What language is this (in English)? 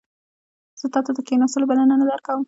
Pashto